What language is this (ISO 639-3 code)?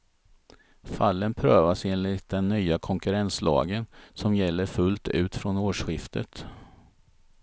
swe